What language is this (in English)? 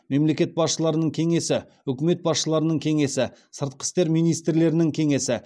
Kazakh